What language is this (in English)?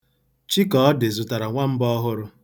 Igbo